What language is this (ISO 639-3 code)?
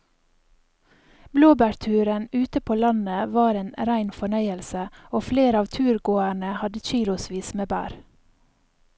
nor